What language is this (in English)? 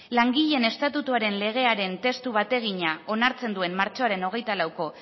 Basque